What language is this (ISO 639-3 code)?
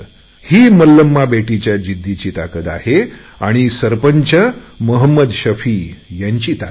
mar